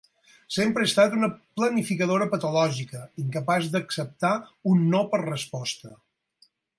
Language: Catalan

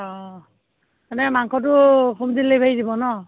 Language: Assamese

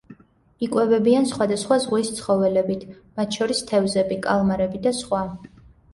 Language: Georgian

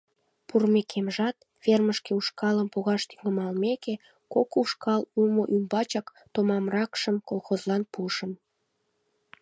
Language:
Mari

